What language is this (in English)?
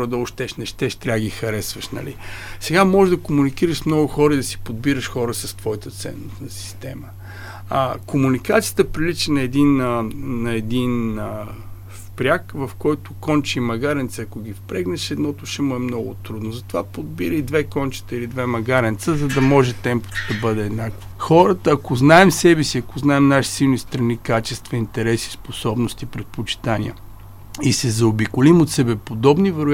Bulgarian